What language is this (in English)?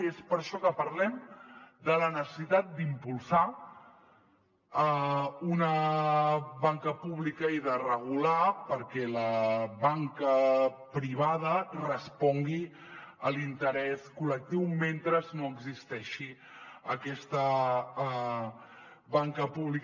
Catalan